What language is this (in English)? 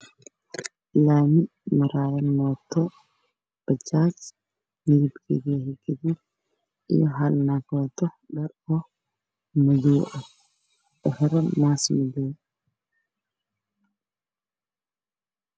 Somali